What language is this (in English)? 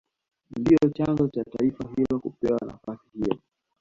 Swahili